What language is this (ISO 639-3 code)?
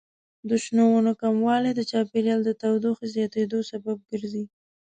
pus